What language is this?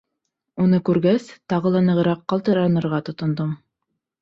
Bashkir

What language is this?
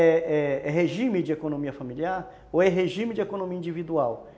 Portuguese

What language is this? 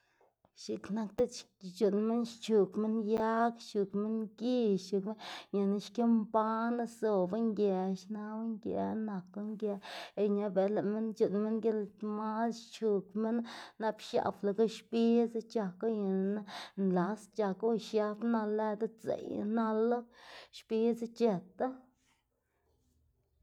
Xanaguía Zapotec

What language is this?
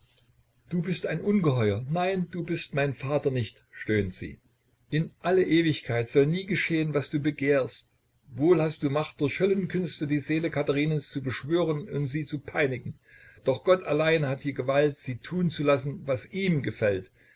German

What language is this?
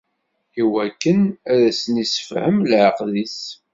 Kabyle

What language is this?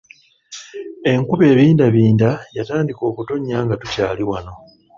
Ganda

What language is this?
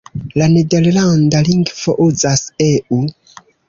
Esperanto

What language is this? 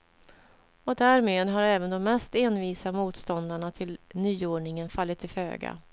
Swedish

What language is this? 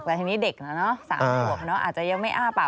Thai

